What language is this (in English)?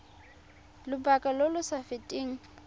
Tswana